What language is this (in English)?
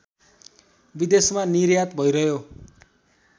Nepali